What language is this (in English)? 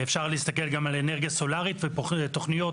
Hebrew